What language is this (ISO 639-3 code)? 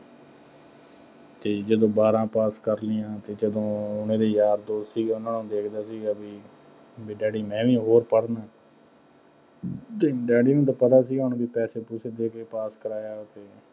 pan